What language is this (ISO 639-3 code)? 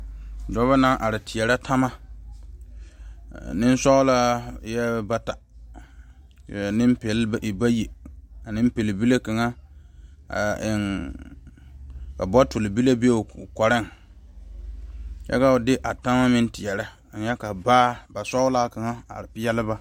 dga